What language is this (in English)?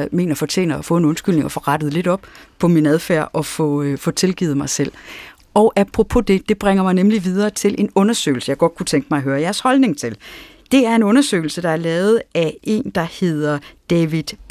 Danish